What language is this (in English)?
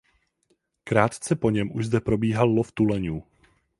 Czech